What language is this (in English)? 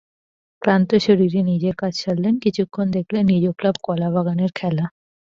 Bangla